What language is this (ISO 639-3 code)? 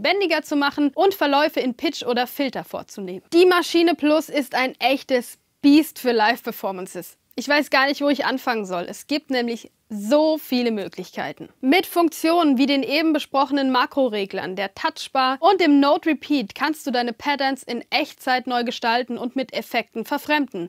deu